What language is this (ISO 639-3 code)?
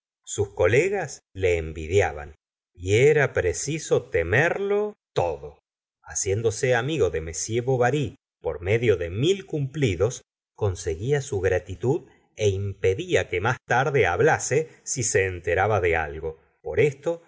spa